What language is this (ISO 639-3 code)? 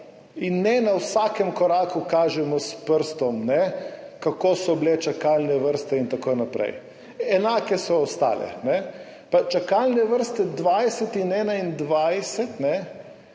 slv